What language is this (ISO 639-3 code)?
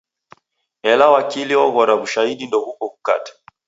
dav